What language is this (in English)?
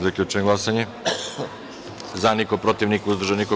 Serbian